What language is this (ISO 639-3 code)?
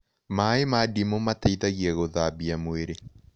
kik